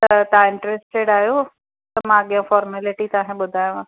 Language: Sindhi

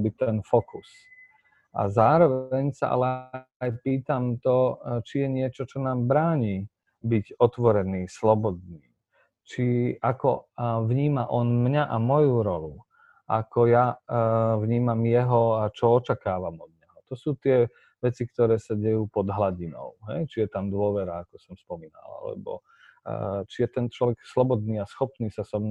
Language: Slovak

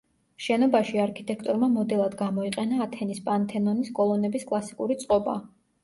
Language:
Georgian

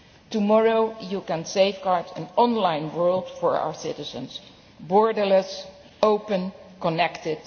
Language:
English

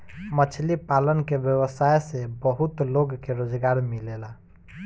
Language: Bhojpuri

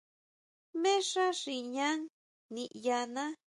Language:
Huautla Mazatec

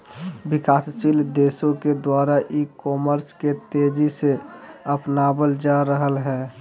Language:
Magahi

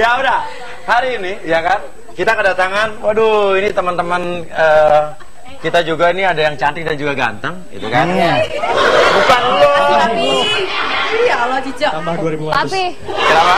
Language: Indonesian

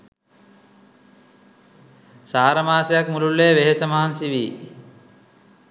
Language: Sinhala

